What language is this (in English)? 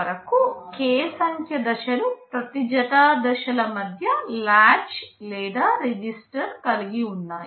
Telugu